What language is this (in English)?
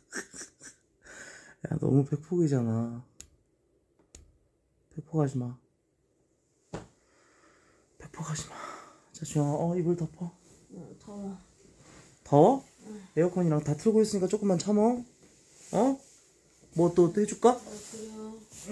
Korean